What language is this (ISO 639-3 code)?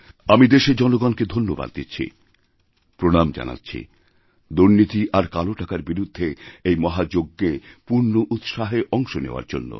ben